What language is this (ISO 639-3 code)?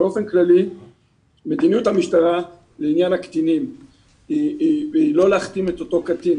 heb